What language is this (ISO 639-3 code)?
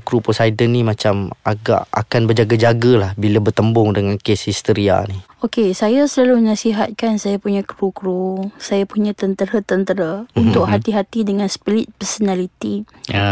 msa